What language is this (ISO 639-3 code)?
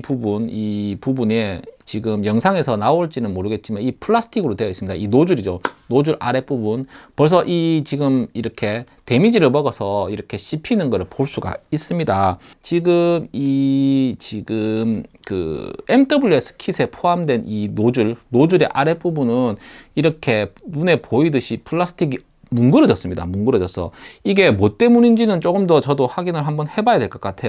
kor